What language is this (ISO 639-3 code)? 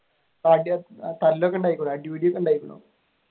mal